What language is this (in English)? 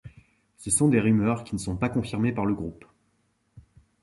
French